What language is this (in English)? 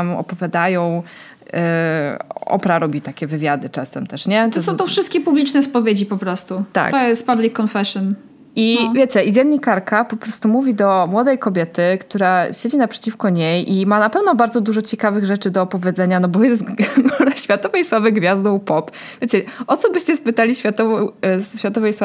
Polish